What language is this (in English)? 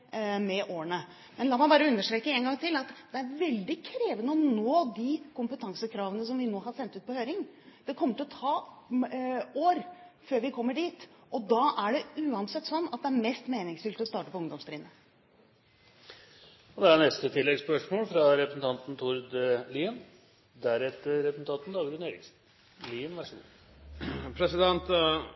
Norwegian